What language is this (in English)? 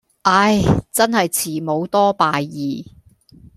Cantonese